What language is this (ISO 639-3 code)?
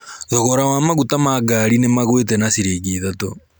kik